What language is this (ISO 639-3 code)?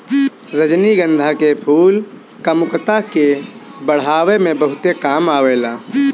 bho